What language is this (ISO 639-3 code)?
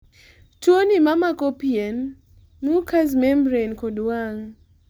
luo